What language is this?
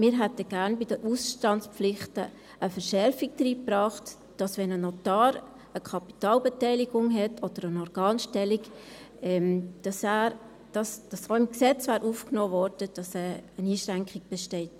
Swiss German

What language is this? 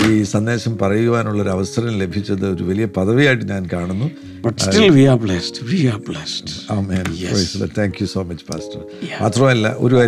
Malayalam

